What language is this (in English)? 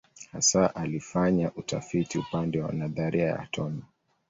Swahili